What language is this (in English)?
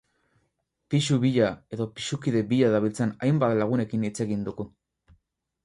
Basque